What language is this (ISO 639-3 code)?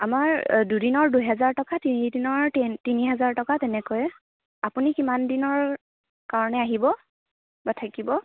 asm